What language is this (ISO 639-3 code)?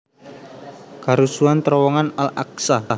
jav